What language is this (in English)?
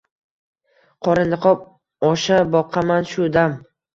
Uzbek